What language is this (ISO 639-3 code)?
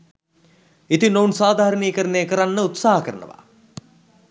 sin